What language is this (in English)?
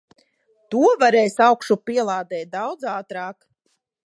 Latvian